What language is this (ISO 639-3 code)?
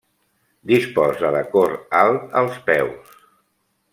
cat